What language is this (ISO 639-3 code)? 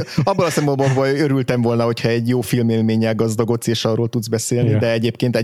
hun